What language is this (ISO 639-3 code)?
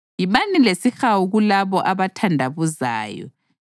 nde